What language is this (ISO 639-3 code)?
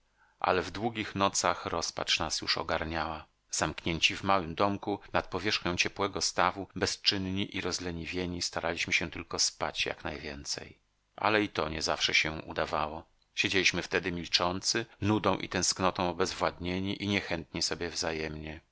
pol